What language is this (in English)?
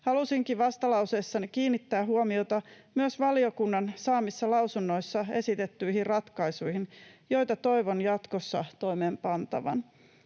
Finnish